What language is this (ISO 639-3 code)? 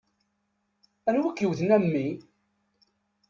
kab